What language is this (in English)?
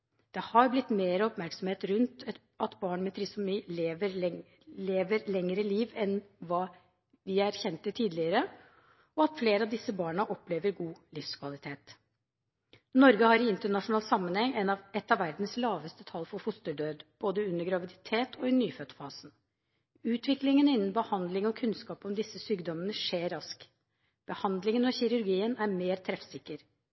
Norwegian Bokmål